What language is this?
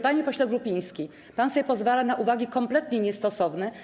Polish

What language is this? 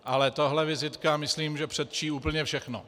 Czech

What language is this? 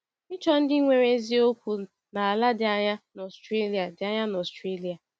Igbo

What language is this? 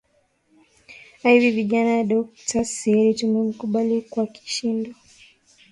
Swahili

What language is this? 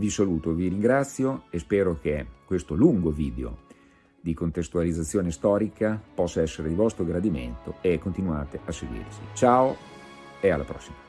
Italian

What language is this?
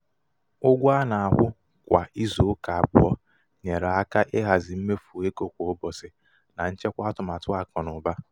Igbo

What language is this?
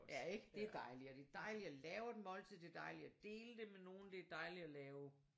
Danish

